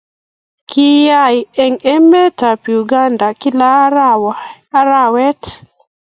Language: Kalenjin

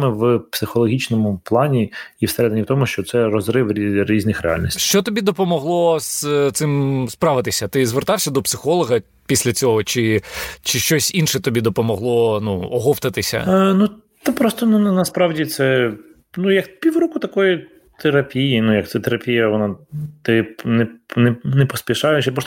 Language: Ukrainian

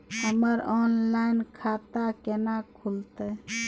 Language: Maithili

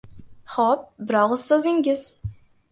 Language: Uzbek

